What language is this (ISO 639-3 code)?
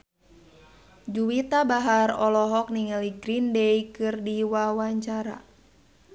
sun